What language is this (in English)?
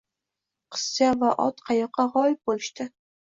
Uzbek